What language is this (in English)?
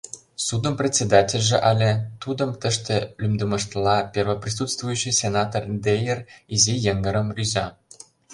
Mari